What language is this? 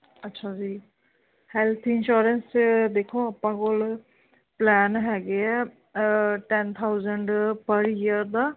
Punjabi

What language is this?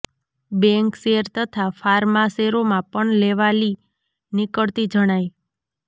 Gujarati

